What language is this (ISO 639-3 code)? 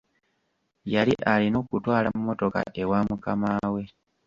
lug